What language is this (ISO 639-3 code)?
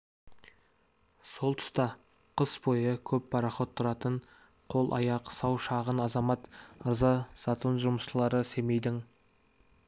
kaz